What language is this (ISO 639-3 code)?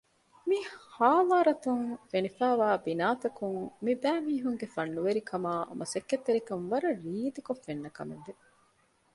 div